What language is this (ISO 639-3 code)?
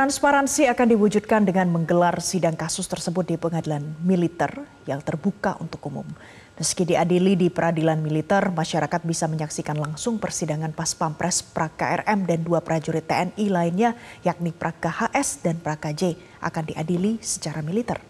ind